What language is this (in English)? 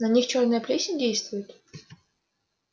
Russian